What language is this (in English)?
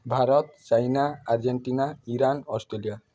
Odia